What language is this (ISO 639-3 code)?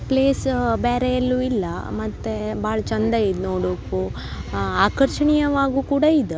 kan